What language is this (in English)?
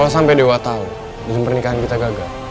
Indonesian